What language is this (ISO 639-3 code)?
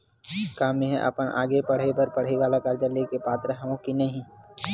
hne